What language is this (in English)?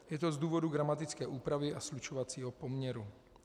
Czech